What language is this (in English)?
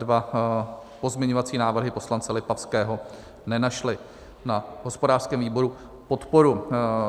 Czech